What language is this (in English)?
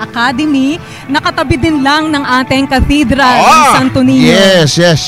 Filipino